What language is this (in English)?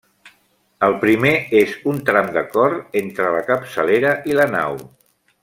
Catalan